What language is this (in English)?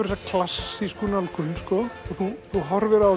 Icelandic